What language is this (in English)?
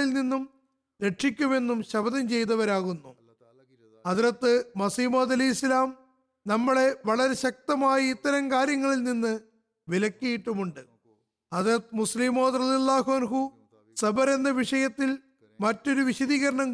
Malayalam